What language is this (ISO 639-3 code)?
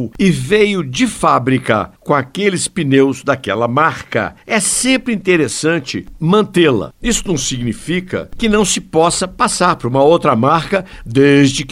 por